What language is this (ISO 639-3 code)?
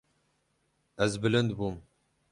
kur